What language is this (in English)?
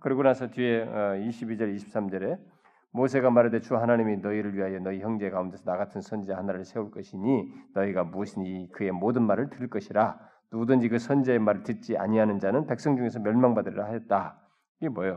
Korean